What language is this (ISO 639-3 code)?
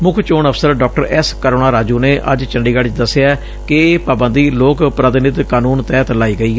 pan